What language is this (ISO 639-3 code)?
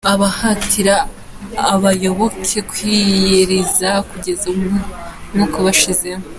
kin